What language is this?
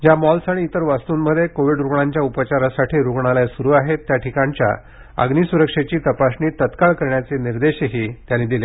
Marathi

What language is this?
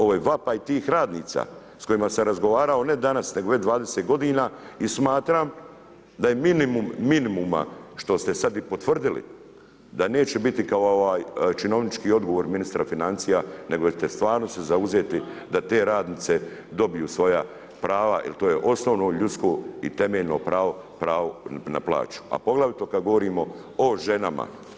Croatian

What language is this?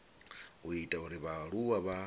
Venda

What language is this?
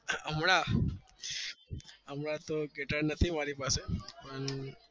Gujarati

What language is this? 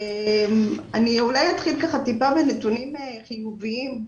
Hebrew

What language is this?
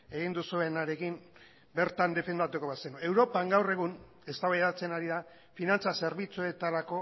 Basque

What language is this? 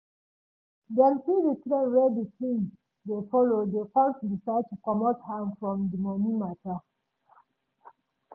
Nigerian Pidgin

